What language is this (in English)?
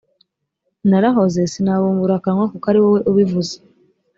Kinyarwanda